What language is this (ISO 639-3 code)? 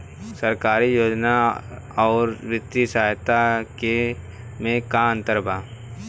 bho